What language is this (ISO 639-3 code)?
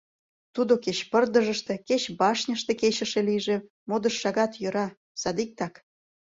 chm